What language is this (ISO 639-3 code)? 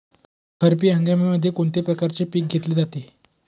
mar